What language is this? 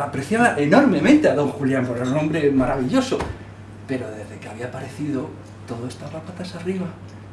Spanish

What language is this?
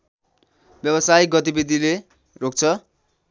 Nepali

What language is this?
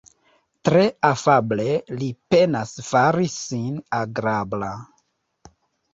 Esperanto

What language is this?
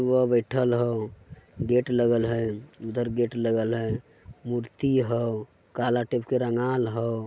Magahi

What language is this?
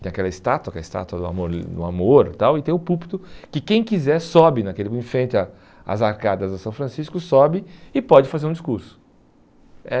Portuguese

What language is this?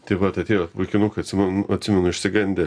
Lithuanian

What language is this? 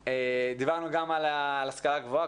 Hebrew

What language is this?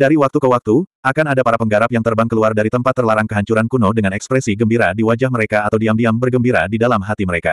Indonesian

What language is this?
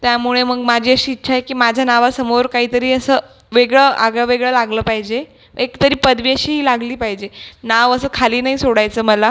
Marathi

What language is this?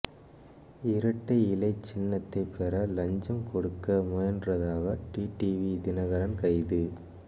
Tamil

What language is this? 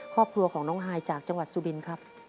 Thai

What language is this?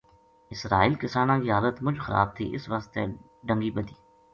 Gujari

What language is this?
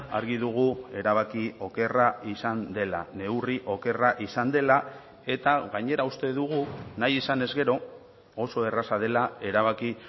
Basque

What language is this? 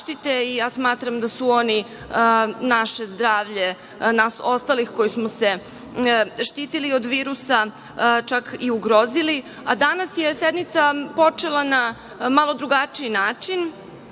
Serbian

